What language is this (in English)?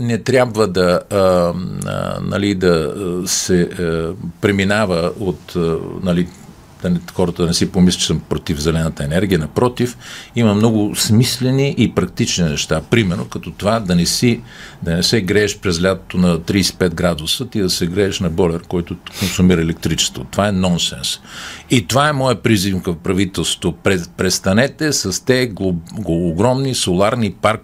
Bulgarian